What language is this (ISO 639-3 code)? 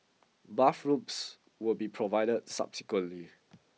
eng